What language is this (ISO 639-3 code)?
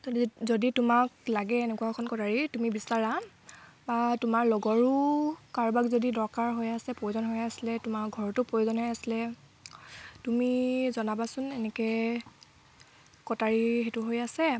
asm